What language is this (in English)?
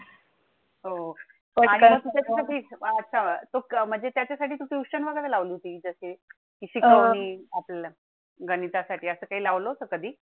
Marathi